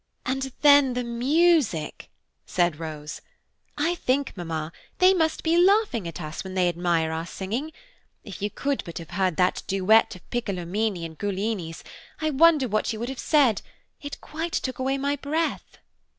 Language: English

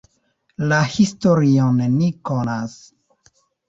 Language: Esperanto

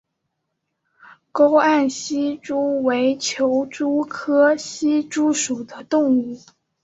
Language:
Chinese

